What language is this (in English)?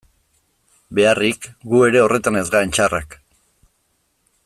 Basque